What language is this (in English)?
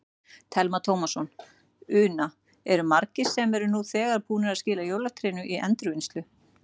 Icelandic